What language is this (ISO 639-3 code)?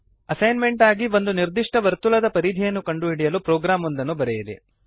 kan